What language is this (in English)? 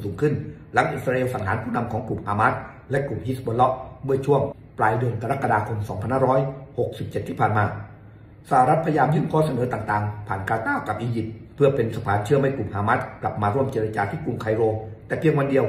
Thai